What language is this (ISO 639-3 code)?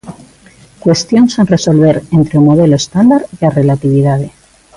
glg